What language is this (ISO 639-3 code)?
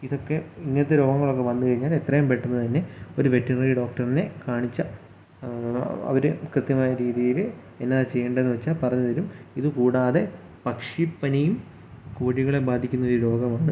mal